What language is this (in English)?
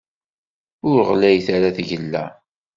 Kabyle